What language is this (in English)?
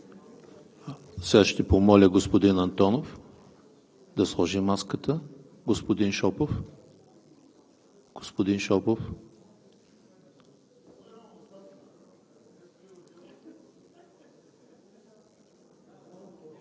Bulgarian